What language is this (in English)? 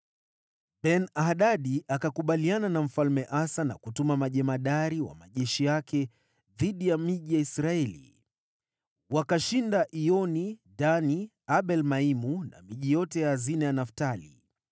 Swahili